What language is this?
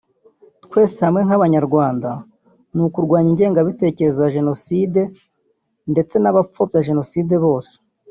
Kinyarwanda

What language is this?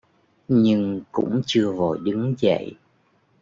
Vietnamese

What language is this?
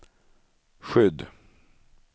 Swedish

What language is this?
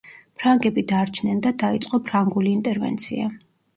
Georgian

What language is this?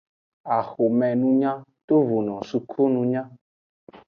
Aja (Benin)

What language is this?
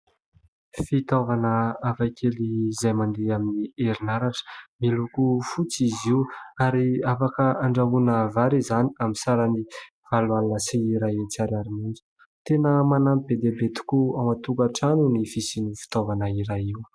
Malagasy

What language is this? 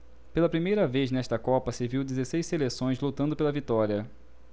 Portuguese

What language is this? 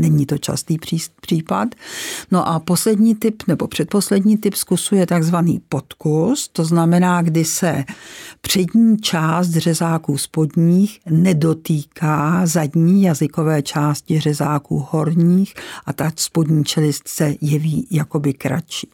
Czech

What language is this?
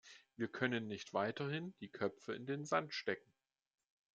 German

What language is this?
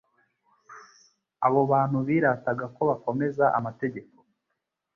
Kinyarwanda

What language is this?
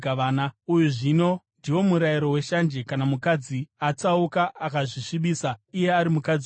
Shona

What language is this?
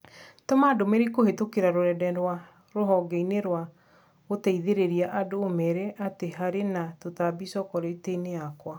Kikuyu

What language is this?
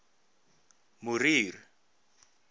Afrikaans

